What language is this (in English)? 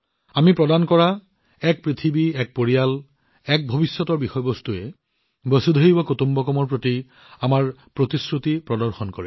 Assamese